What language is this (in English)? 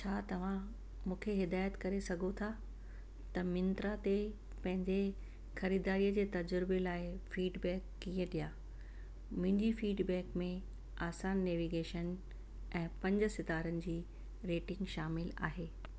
Sindhi